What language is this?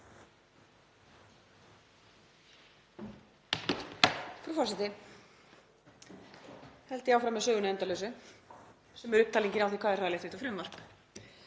Icelandic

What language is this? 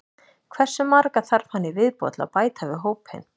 Icelandic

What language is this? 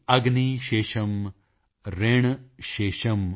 Punjabi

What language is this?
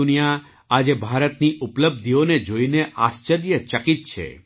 Gujarati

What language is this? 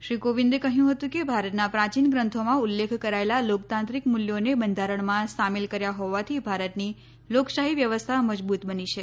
Gujarati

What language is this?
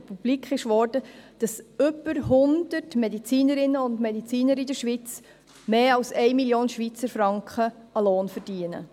Swiss German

